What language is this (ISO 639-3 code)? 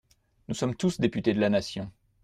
fra